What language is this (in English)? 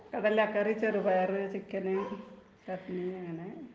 Malayalam